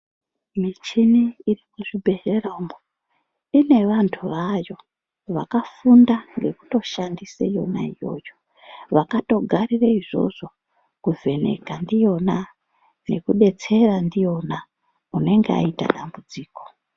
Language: Ndau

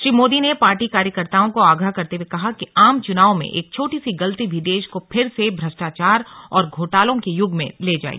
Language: Hindi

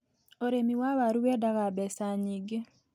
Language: Kikuyu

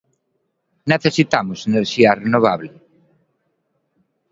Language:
Galician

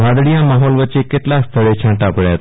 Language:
Gujarati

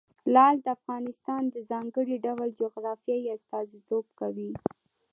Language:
Pashto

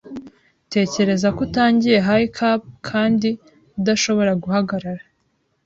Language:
Kinyarwanda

